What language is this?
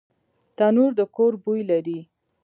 Pashto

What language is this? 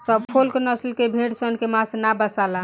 Bhojpuri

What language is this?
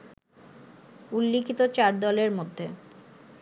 Bangla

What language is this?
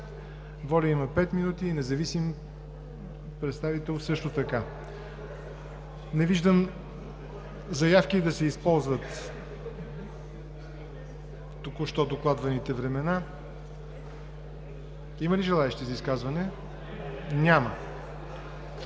Bulgarian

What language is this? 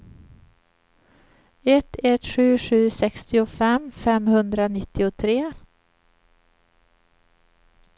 Swedish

